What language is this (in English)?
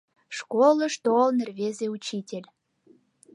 Mari